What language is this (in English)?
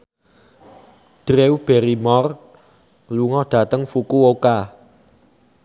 Javanese